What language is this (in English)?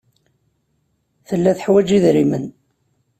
Kabyle